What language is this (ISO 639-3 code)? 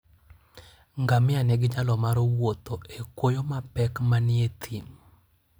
luo